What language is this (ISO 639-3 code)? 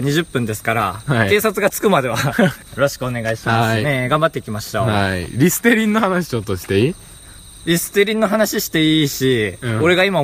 jpn